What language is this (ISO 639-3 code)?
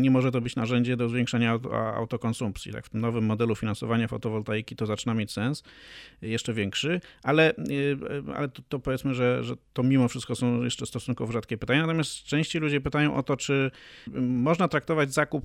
pol